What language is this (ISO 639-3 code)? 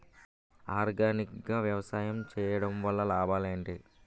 tel